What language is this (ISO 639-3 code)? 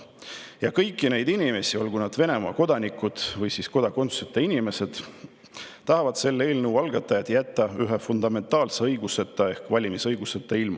est